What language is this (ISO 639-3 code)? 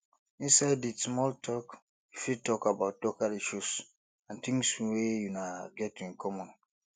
pcm